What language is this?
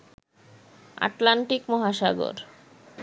Bangla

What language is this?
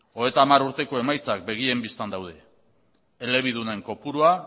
Basque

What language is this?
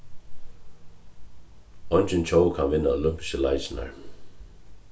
Faroese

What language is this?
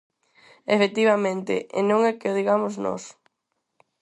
Galician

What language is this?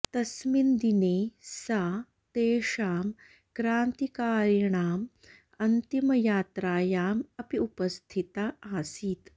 Sanskrit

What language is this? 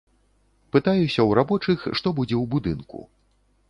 Belarusian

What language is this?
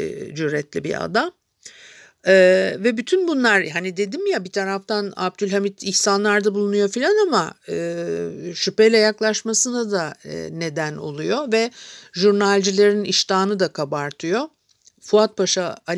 Turkish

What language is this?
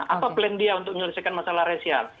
Indonesian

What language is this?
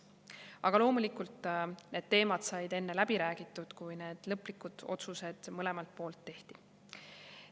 Estonian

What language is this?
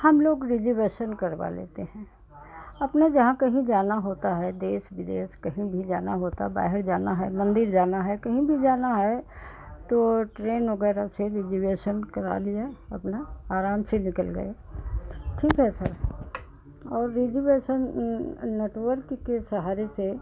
Hindi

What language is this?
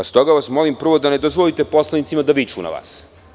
Serbian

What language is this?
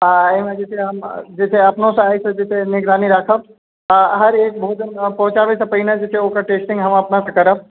Maithili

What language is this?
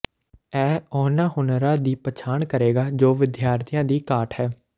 Punjabi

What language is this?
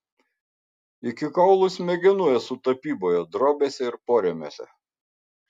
Lithuanian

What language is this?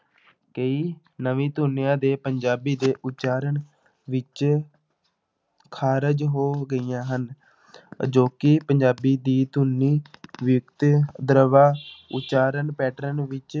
Punjabi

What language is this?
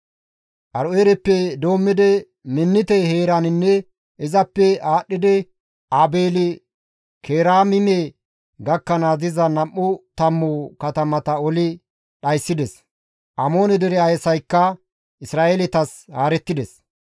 Gamo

